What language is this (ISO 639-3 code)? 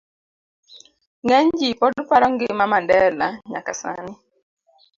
luo